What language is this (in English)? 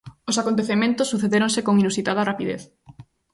Galician